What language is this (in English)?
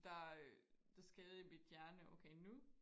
Danish